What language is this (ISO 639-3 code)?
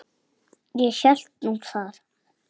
isl